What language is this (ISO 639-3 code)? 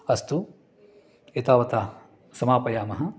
san